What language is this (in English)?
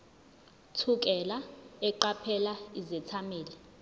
Zulu